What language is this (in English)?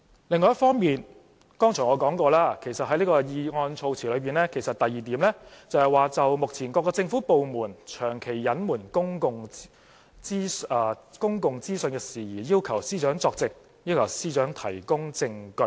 Cantonese